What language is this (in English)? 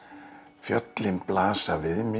Icelandic